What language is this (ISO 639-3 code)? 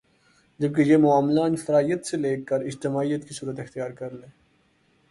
urd